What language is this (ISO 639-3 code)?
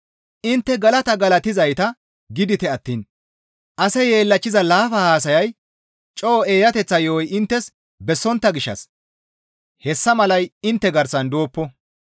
gmv